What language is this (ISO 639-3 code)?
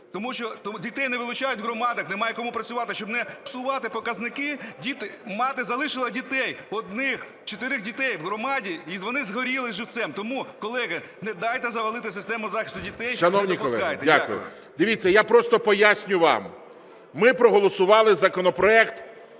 ukr